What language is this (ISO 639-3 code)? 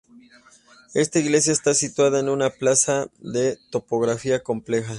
spa